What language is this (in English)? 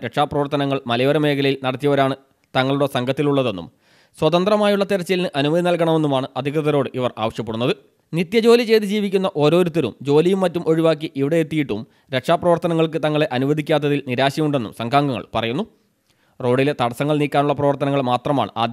Malayalam